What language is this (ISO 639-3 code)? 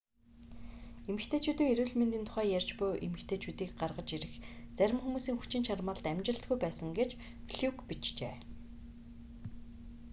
mon